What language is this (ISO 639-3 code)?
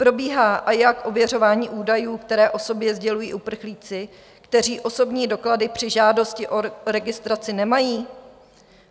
ces